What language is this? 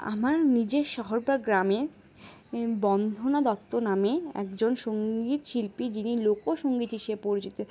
Bangla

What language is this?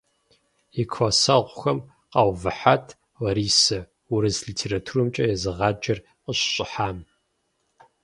Kabardian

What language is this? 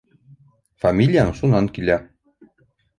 Bashkir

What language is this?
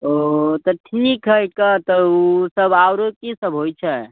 Maithili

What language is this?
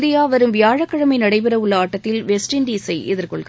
Tamil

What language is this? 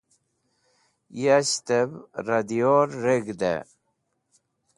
Wakhi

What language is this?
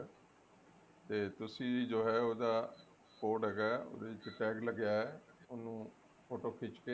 Punjabi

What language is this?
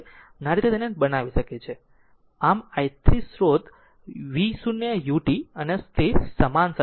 Gujarati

